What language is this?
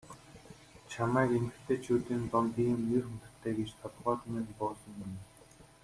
Mongolian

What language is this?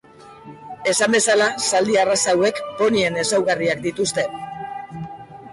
Basque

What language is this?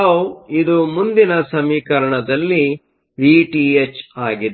Kannada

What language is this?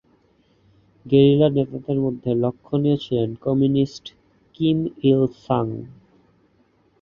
Bangla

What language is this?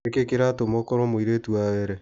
Kikuyu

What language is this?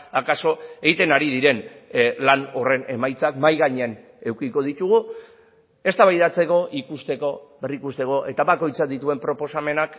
Basque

